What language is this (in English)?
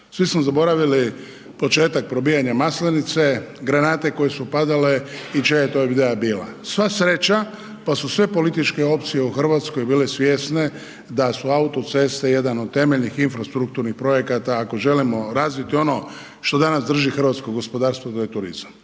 Croatian